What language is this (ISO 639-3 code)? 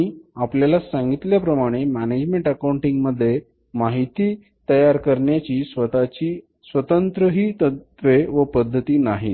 mar